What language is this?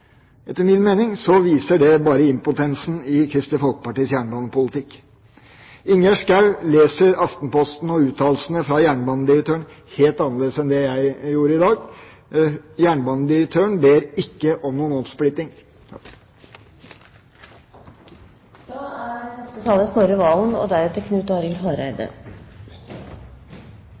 Norwegian Bokmål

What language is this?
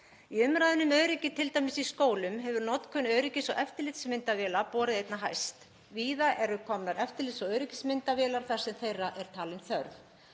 Icelandic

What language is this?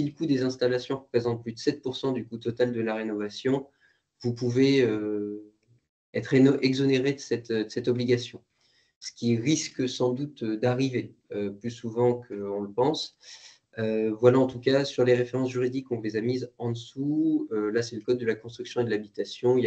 French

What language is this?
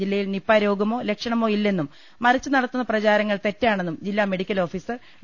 Malayalam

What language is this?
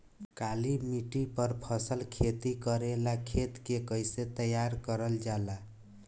Bhojpuri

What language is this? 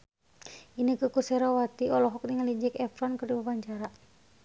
Sundanese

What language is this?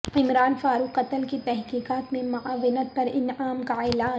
Urdu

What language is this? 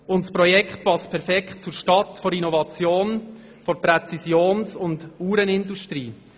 Swiss German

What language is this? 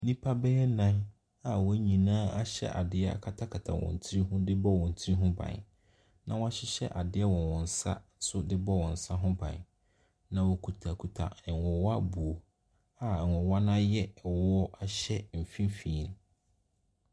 Akan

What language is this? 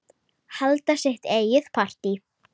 Icelandic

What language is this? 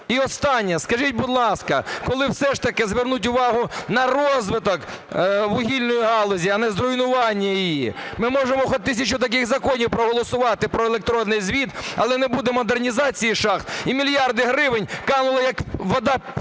Ukrainian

